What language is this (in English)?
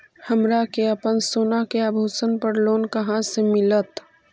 Magahi